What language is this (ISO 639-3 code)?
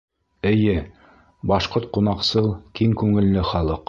bak